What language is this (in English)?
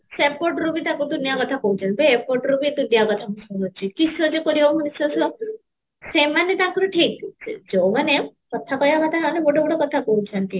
Odia